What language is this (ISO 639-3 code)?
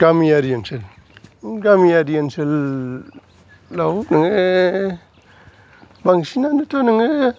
brx